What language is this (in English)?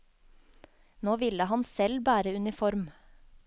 Norwegian